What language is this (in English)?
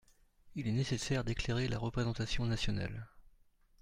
French